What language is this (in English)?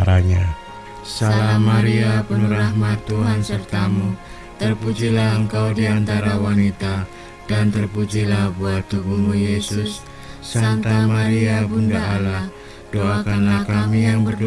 Indonesian